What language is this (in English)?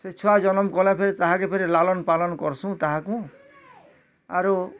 Odia